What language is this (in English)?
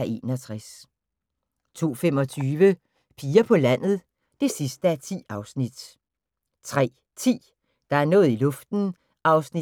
Danish